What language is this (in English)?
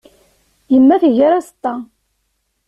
Kabyle